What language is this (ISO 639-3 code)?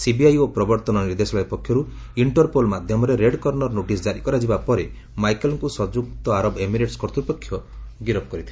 ori